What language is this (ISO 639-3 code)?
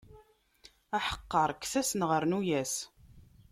kab